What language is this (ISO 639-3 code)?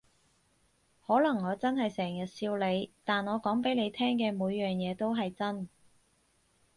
yue